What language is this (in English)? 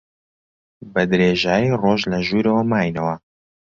Central Kurdish